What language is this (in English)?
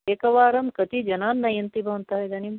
Sanskrit